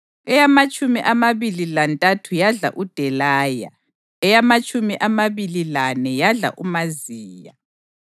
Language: North Ndebele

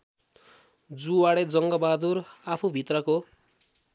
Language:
Nepali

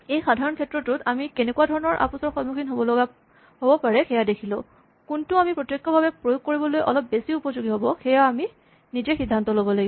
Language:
Assamese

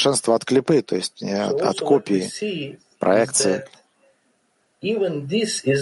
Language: Russian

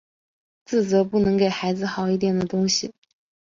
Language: Chinese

